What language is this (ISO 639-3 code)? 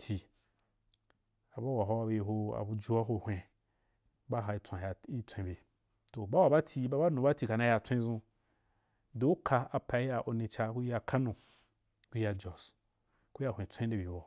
juk